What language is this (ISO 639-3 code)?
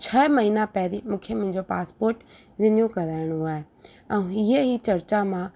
snd